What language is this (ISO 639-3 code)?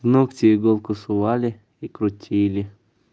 rus